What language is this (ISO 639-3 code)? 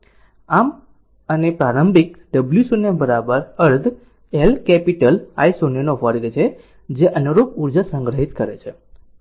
guj